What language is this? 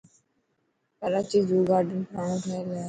Dhatki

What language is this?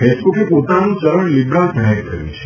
Gujarati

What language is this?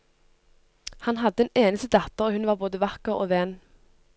Norwegian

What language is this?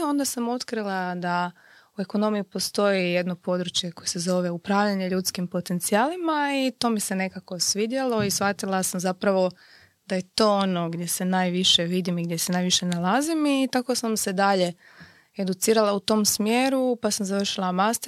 Croatian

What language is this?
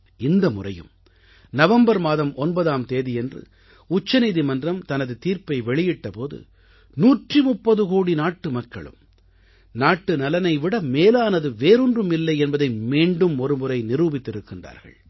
Tamil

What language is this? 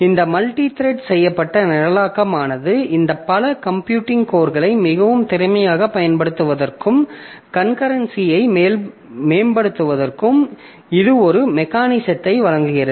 Tamil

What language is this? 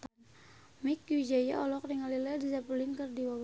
Sundanese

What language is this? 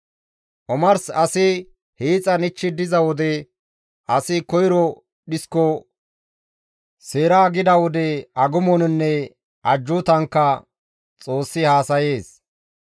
Gamo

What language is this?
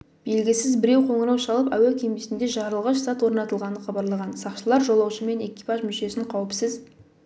Kazakh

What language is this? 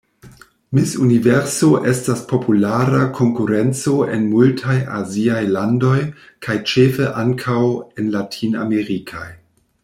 Esperanto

